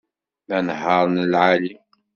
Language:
Kabyle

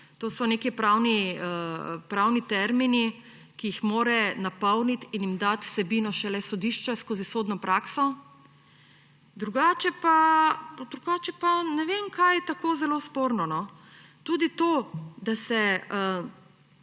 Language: Slovenian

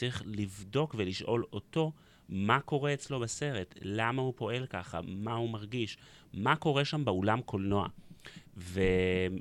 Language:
Hebrew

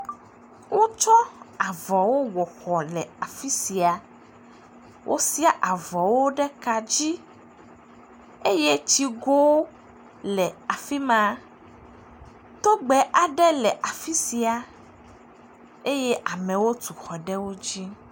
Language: Ewe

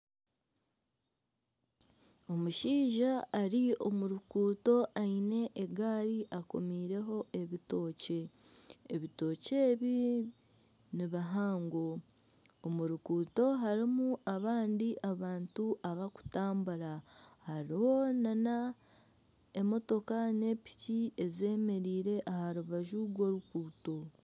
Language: Nyankole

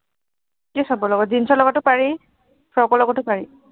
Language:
Assamese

